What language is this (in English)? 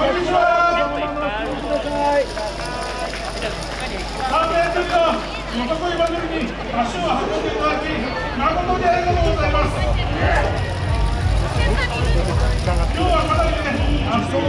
Japanese